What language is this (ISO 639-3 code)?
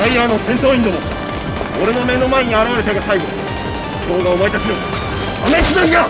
jpn